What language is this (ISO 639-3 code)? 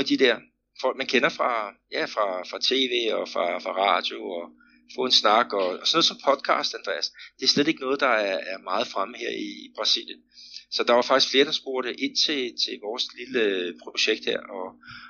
dan